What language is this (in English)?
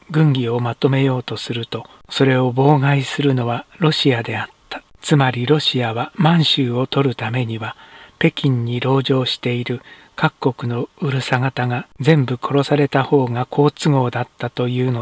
Japanese